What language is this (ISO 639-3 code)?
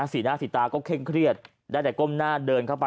tha